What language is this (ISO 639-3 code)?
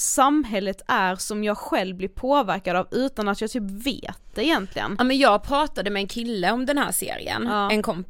swe